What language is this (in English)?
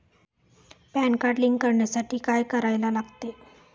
Marathi